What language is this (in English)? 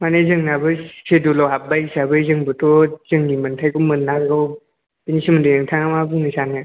Bodo